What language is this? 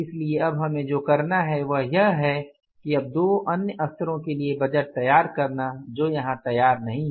Hindi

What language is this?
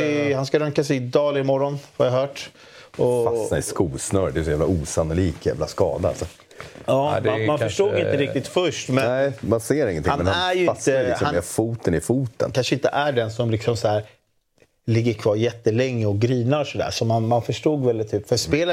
Swedish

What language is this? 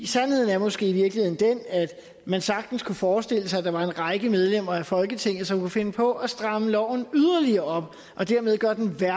Danish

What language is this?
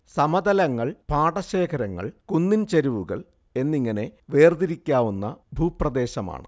Malayalam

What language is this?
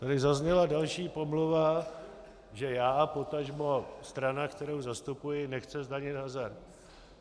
Czech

